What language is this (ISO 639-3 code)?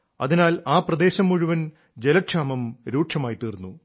mal